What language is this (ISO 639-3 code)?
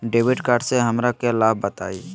mag